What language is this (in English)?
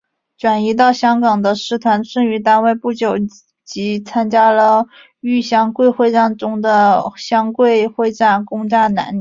Chinese